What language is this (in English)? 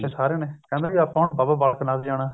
Punjabi